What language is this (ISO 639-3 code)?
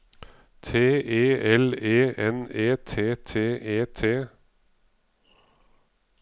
nor